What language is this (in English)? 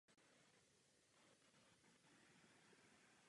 Czech